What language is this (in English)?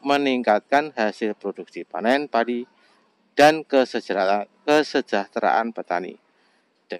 Indonesian